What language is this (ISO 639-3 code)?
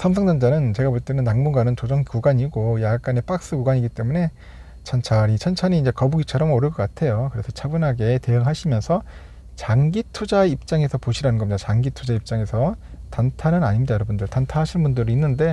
kor